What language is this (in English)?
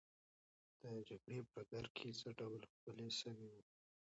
Pashto